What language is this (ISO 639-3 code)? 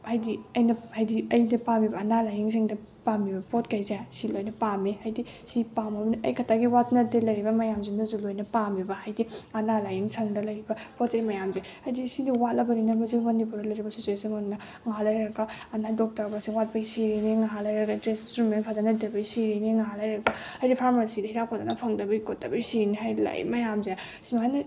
mni